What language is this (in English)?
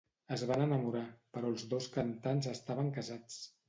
Catalan